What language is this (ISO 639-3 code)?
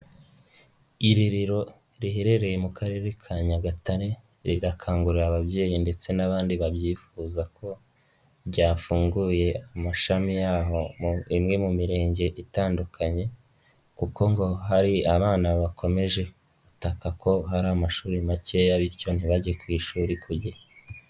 kin